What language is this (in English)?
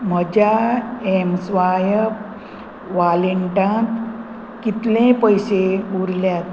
Konkani